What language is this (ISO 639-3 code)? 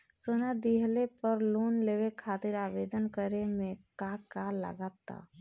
bho